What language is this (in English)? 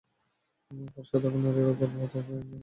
Bangla